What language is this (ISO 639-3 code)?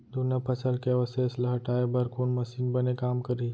hne